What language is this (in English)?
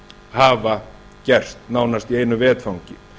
Icelandic